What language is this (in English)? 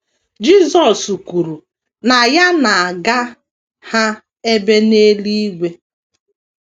Igbo